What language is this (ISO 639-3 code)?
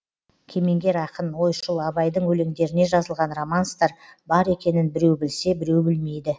kaz